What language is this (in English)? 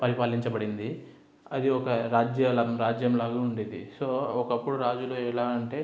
Telugu